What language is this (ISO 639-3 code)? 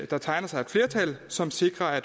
dan